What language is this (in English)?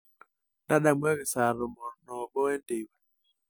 Masai